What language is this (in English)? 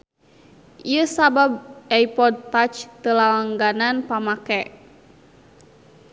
Sundanese